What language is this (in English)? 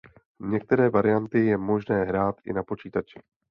Czech